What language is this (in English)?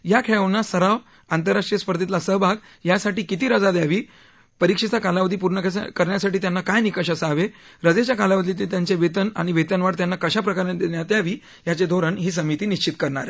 Marathi